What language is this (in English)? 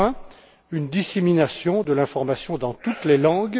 French